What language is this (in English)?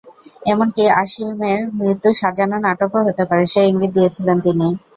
Bangla